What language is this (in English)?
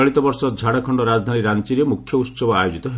Odia